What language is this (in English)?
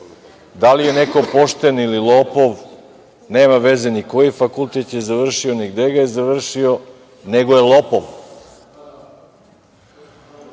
Serbian